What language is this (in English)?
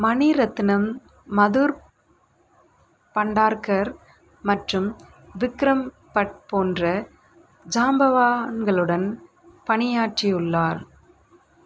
Tamil